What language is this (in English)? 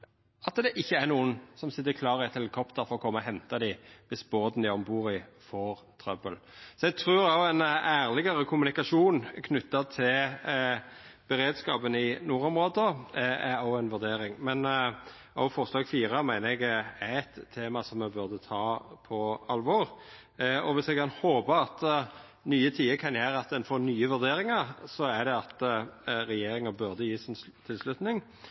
Norwegian Nynorsk